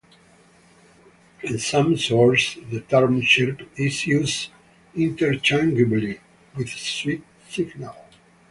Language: English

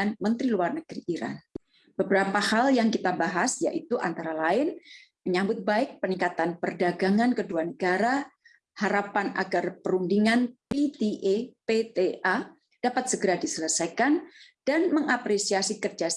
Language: Indonesian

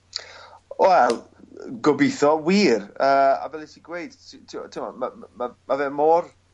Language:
Welsh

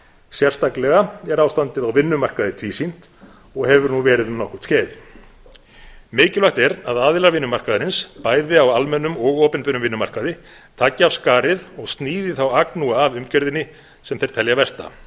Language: Icelandic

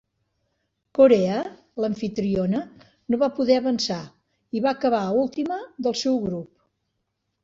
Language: Catalan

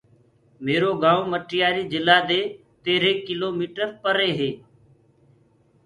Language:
Gurgula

